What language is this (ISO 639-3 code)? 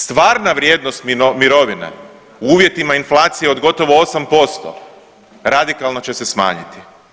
hrv